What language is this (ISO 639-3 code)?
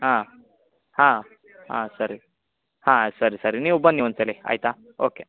kan